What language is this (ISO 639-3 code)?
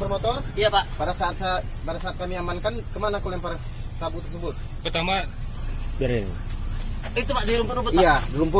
ind